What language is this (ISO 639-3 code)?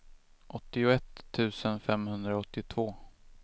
swe